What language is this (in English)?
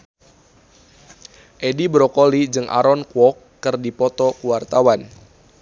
Sundanese